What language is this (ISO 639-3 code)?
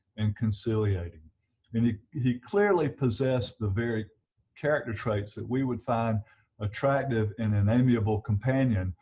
eng